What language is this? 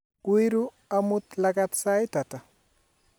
Kalenjin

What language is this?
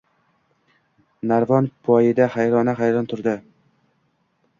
Uzbek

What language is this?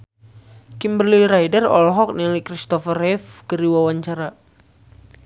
Sundanese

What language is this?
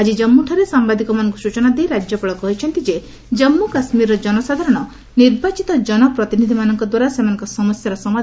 Odia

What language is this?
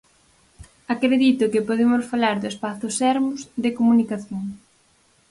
Galician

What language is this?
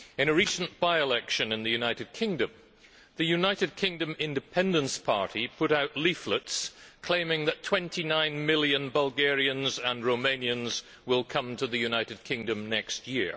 English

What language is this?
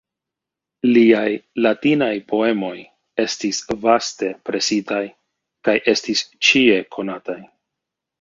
Esperanto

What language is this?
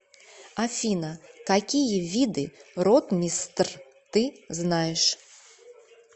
Russian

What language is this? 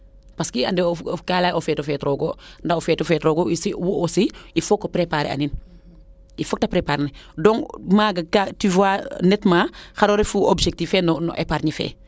Serer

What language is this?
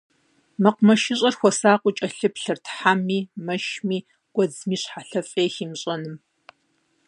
Kabardian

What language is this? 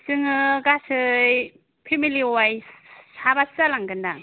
Bodo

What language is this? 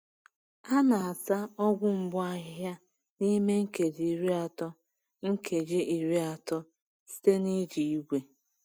Igbo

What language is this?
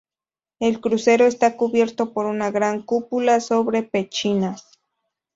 Spanish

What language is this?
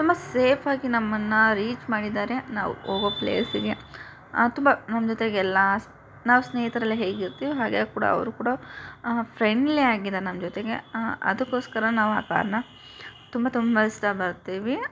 Kannada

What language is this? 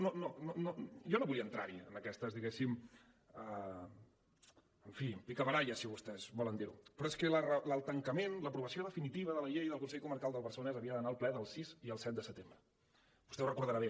Catalan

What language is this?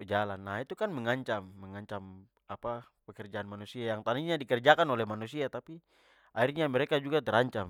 Papuan Malay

